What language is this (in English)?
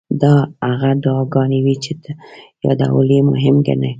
Pashto